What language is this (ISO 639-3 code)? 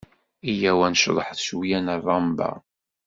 kab